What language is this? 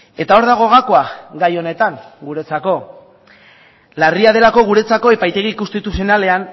Basque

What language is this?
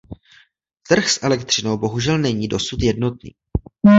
Czech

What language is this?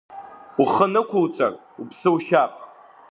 Abkhazian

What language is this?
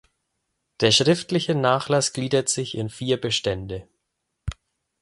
German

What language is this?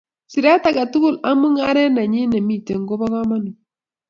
Kalenjin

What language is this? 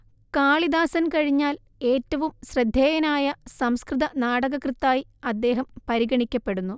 Malayalam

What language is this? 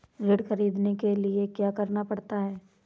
Hindi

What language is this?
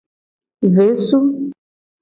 Gen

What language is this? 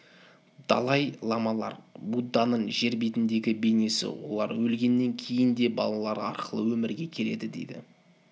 Kazakh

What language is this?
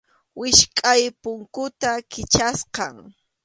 Arequipa-La Unión Quechua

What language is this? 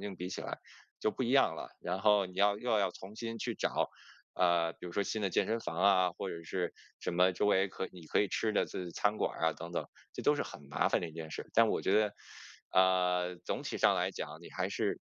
Chinese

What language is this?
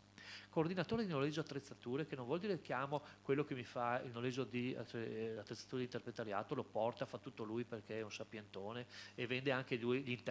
Italian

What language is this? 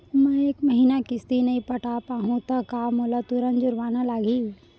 Chhattisgarhi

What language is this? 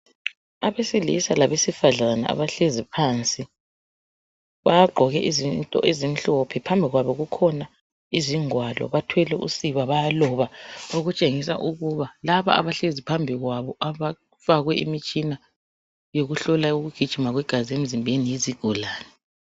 North Ndebele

